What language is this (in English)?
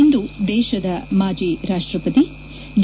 Kannada